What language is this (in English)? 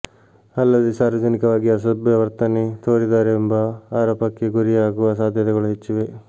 Kannada